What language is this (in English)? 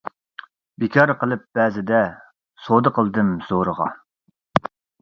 Uyghur